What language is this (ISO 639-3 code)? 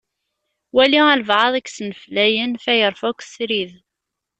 kab